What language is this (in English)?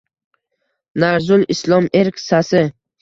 Uzbek